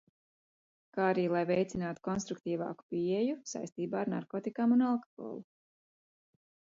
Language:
Latvian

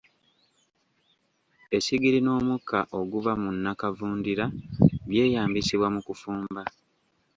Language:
Ganda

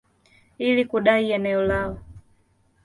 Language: Swahili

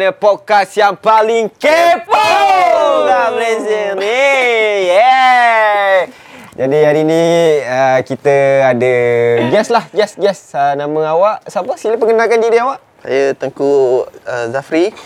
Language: Malay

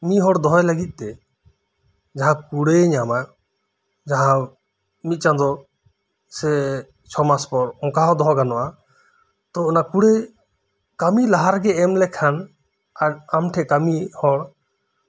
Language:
Santali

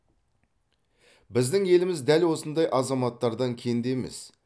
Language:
Kazakh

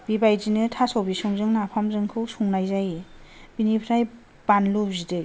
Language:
Bodo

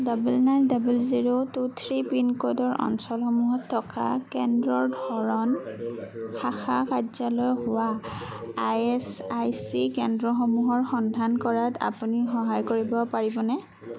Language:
Assamese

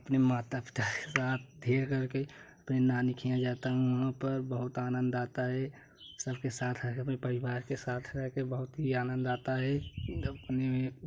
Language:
Hindi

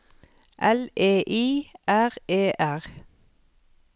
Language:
Norwegian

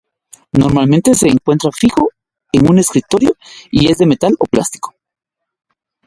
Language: Spanish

